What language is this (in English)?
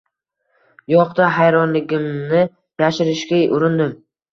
Uzbek